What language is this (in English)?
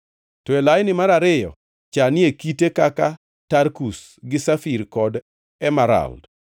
Luo (Kenya and Tanzania)